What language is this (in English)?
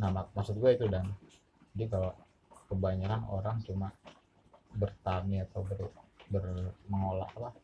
Indonesian